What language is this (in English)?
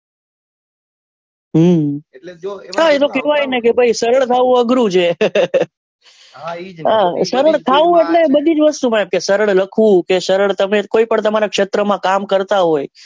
Gujarati